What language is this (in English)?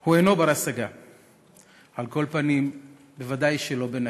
Hebrew